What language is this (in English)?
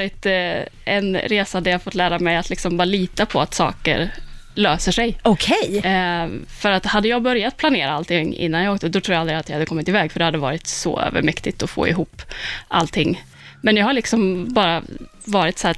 Swedish